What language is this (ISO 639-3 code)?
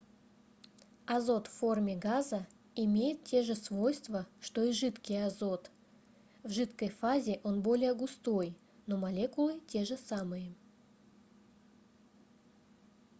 rus